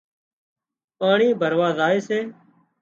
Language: Wadiyara Koli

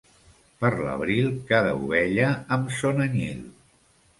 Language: Catalan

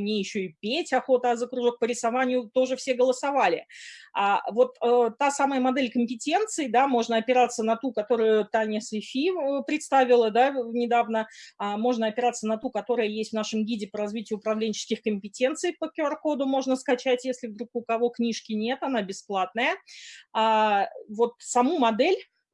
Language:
Russian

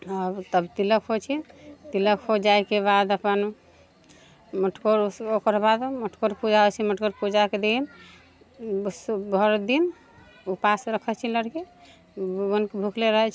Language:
Maithili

